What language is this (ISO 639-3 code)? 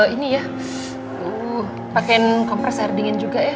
ind